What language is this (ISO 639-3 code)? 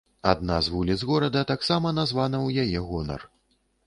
bel